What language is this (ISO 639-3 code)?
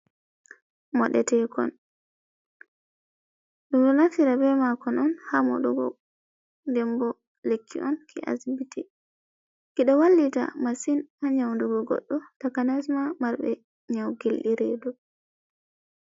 ful